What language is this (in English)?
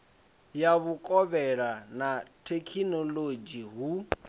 Venda